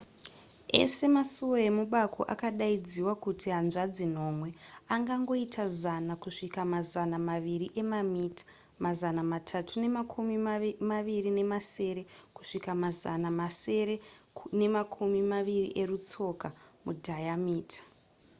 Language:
Shona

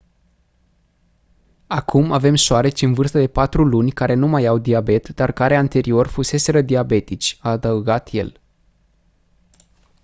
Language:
Romanian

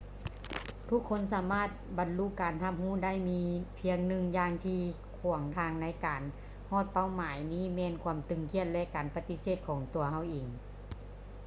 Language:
Lao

